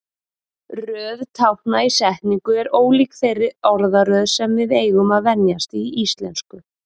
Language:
Icelandic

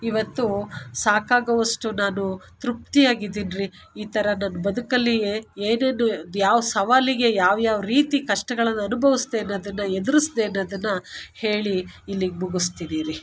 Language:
Kannada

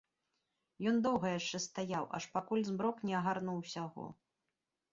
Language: Belarusian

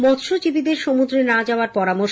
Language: Bangla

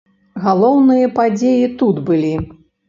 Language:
Belarusian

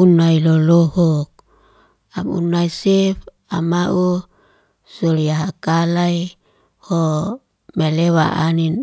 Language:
Liana-Seti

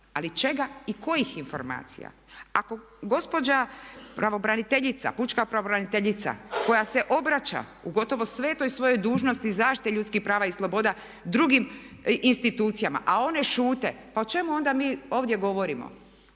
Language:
Croatian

